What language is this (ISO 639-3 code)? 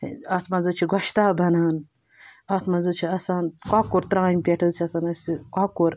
kas